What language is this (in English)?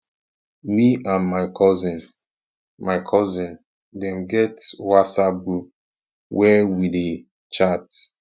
Nigerian Pidgin